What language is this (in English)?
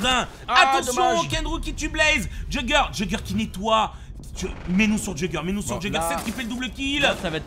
French